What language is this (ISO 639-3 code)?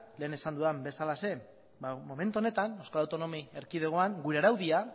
eus